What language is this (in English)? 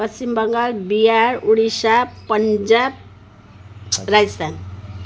Nepali